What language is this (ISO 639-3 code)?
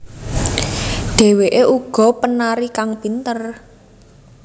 jav